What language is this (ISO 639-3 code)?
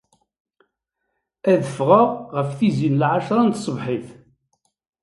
kab